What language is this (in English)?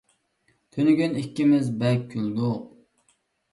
Uyghur